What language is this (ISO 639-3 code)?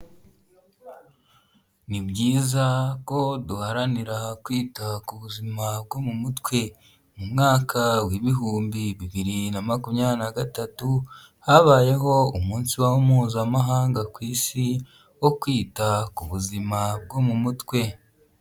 kin